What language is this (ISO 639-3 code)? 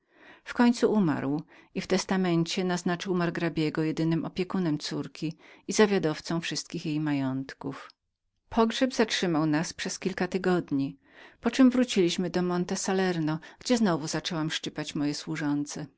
pol